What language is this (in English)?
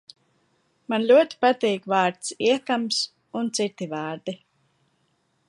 Latvian